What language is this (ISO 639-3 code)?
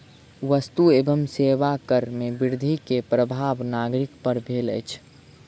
mai